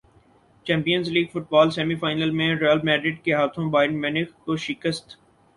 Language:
Urdu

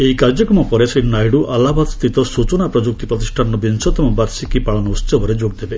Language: Odia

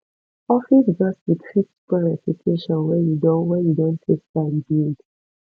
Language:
Nigerian Pidgin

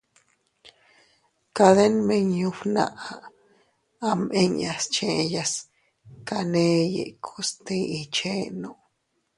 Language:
Teutila Cuicatec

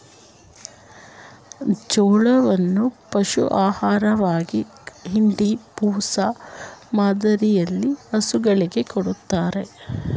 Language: Kannada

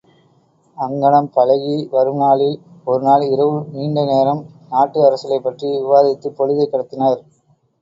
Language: Tamil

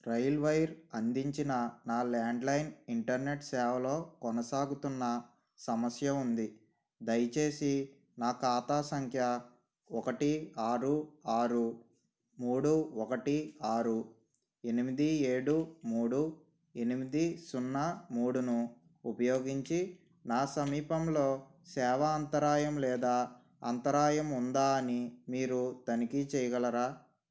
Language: Telugu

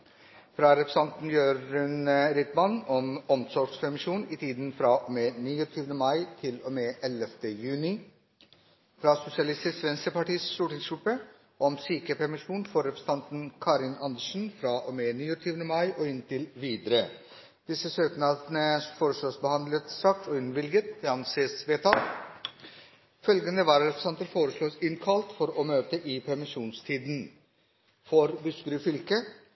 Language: Norwegian Bokmål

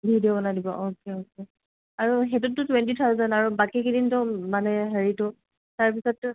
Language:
Assamese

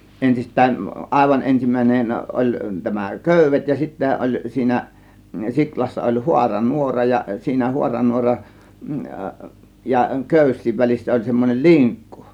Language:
Finnish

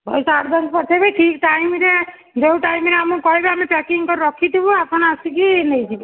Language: Odia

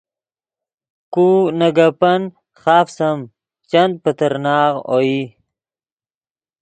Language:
Yidgha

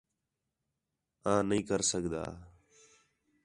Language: Khetrani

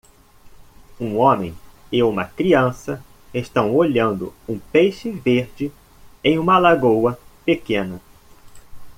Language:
Portuguese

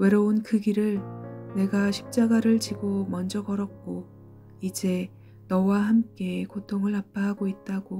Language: Korean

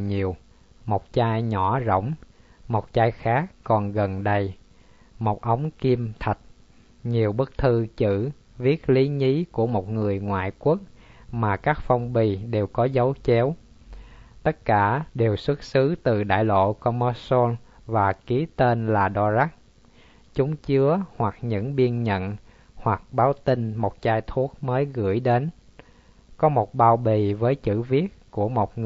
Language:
Vietnamese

